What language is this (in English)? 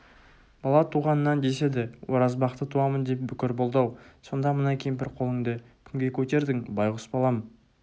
Kazakh